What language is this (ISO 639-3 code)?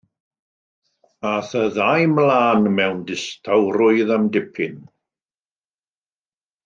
cym